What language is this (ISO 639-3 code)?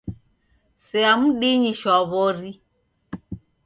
dav